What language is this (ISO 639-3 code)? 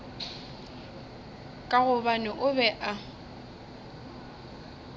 nso